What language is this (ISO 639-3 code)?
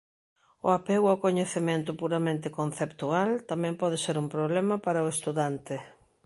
glg